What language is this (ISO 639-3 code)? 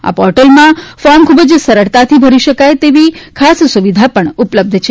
guj